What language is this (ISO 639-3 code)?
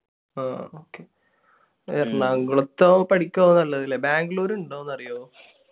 mal